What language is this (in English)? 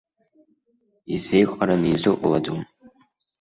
Abkhazian